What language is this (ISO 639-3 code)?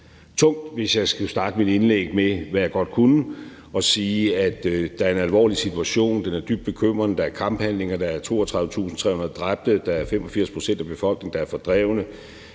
dan